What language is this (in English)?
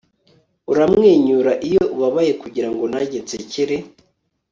Kinyarwanda